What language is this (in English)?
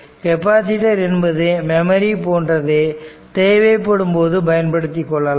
Tamil